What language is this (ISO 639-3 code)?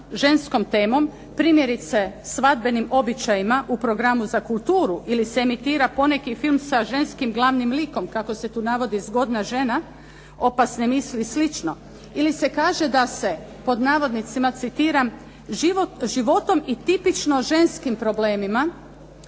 hrv